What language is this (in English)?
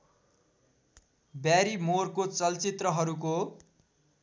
Nepali